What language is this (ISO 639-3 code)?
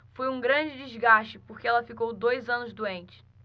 por